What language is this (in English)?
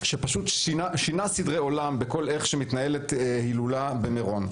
Hebrew